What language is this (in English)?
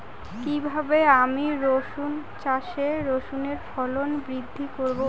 Bangla